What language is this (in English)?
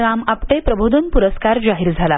Marathi